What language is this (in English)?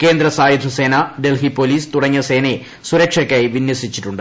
Malayalam